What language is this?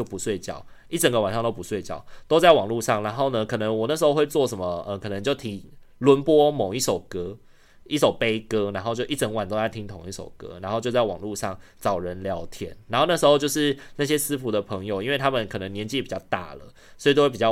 Chinese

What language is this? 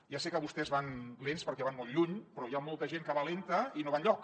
Catalan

